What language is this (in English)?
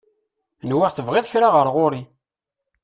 Kabyle